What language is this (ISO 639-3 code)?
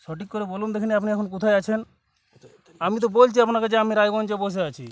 ben